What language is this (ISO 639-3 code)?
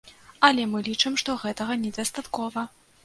bel